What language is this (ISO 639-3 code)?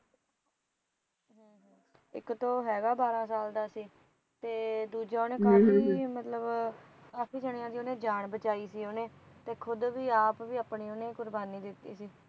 pan